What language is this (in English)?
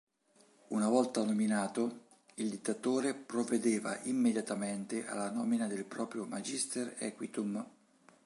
Italian